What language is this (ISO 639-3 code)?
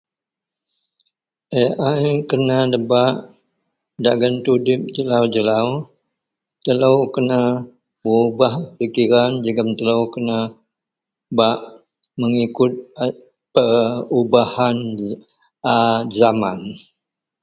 mel